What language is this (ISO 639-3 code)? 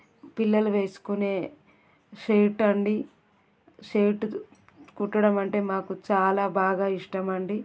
tel